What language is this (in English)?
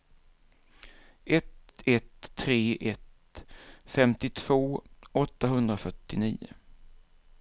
Swedish